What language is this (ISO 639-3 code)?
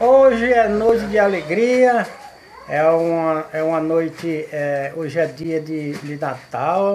por